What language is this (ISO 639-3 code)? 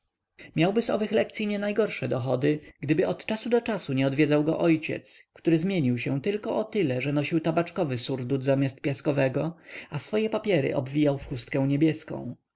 pol